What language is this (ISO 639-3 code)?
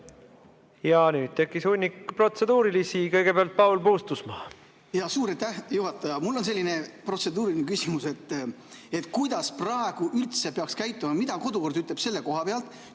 est